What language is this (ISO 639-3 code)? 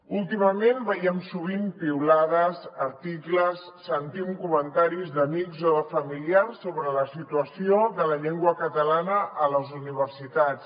cat